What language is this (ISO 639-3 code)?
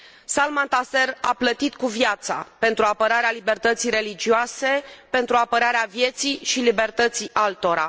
ron